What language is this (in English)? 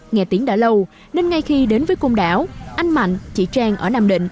Vietnamese